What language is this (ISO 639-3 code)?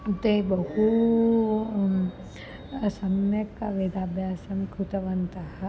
san